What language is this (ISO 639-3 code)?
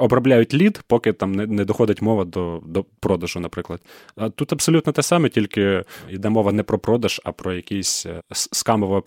ukr